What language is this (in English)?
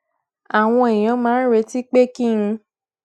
Yoruba